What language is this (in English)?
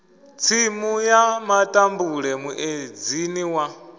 Venda